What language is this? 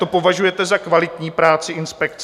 Czech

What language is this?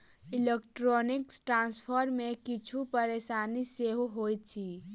Maithili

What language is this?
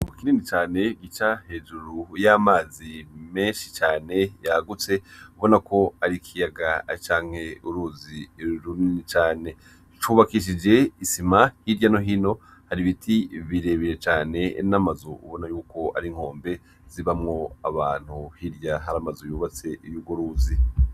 Rundi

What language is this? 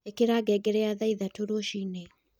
Kikuyu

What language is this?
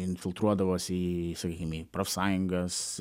Lithuanian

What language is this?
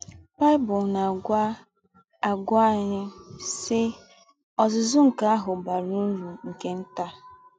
Igbo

